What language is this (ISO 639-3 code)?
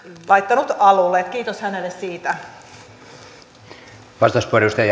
fin